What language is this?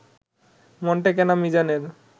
Bangla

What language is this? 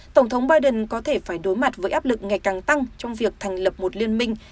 Vietnamese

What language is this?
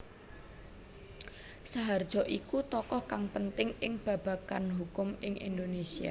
Javanese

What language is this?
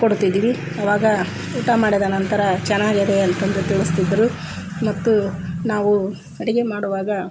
Kannada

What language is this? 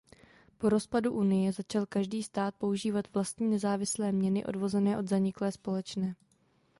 Czech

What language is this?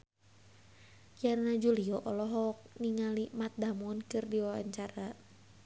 Sundanese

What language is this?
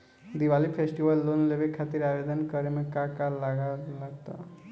Bhojpuri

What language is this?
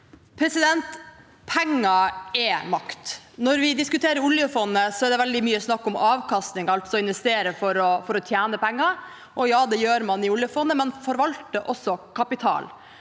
Norwegian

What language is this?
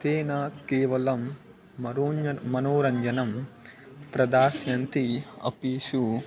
Sanskrit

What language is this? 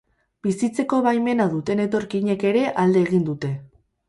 Basque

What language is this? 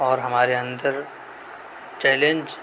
Urdu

